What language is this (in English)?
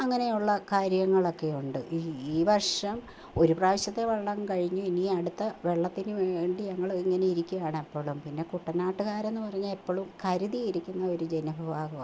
Malayalam